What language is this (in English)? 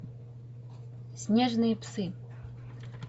Russian